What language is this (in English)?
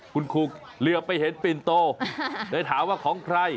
Thai